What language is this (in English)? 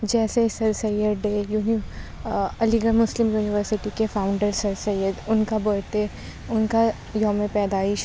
Urdu